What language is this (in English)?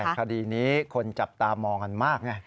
Thai